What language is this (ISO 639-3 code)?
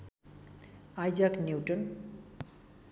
nep